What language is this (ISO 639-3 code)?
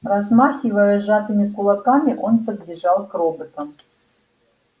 rus